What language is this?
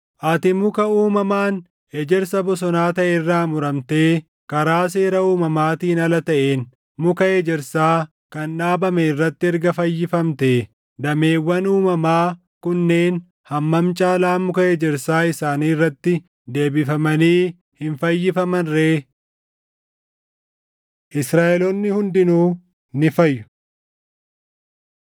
Oromo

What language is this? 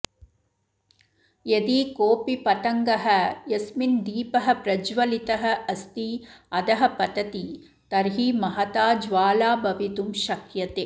Sanskrit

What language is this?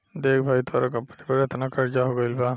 Bhojpuri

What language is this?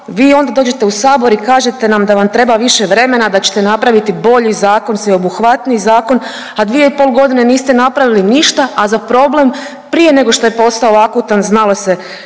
Croatian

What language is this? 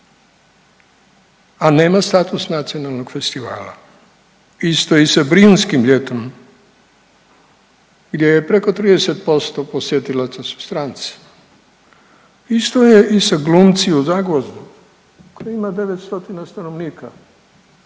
Croatian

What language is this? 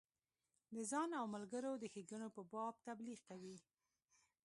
Pashto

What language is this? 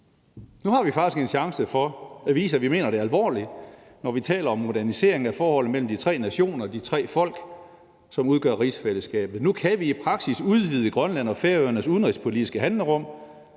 Danish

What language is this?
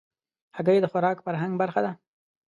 Pashto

